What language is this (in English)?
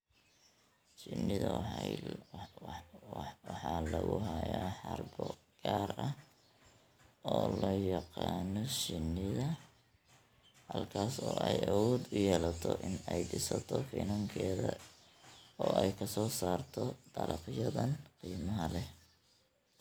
Somali